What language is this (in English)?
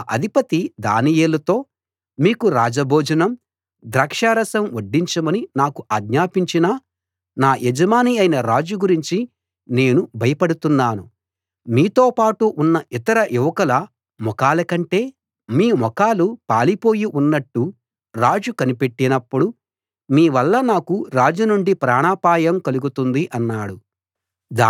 Telugu